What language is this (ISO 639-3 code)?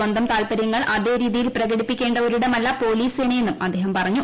mal